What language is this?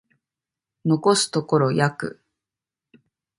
Japanese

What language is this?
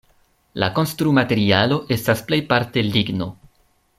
Esperanto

